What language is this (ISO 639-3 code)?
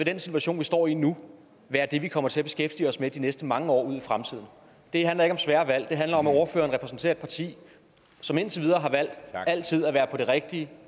dan